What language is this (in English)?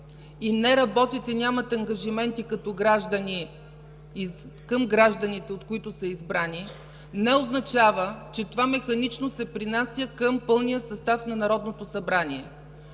Bulgarian